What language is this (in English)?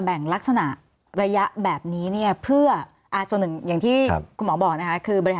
Thai